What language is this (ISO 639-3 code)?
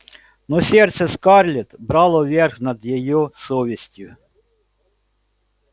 rus